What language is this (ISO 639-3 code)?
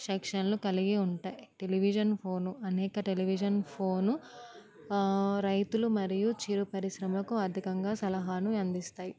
tel